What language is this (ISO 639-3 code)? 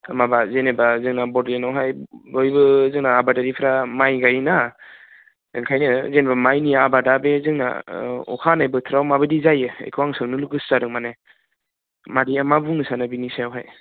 brx